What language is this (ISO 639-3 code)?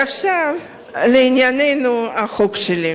heb